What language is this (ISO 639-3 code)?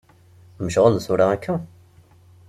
kab